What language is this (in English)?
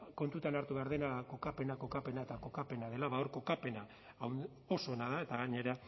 Basque